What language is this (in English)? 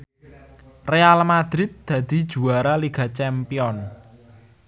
Javanese